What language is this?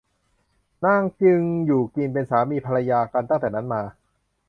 Thai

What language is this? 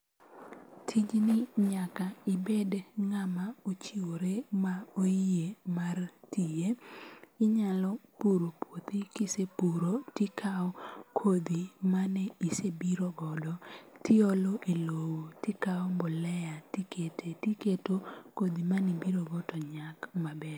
Luo (Kenya and Tanzania)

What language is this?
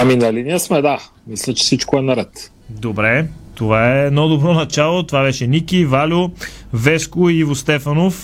Bulgarian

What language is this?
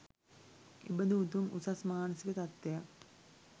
Sinhala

